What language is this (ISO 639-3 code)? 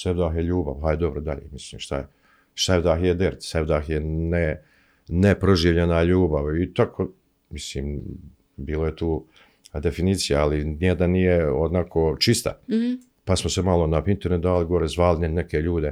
hrv